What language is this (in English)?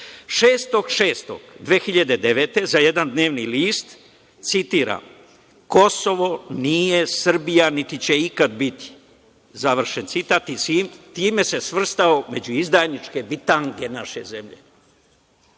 Serbian